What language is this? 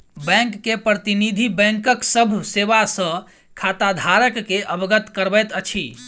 Maithili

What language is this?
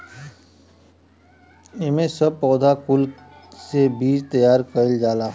Bhojpuri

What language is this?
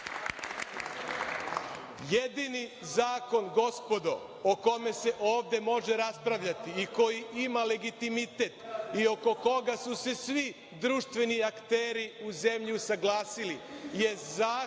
Serbian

